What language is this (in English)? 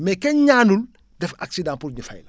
Wolof